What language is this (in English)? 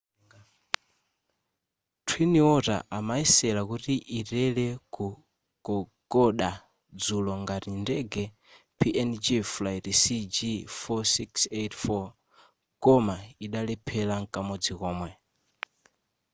Nyanja